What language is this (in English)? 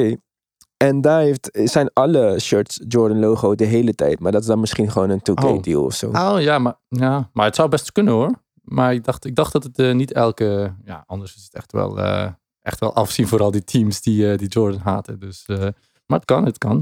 Dutch